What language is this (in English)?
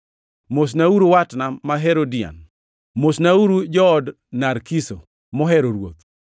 Luo (Kenya and Tanzania)